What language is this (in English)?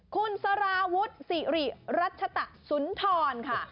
Thai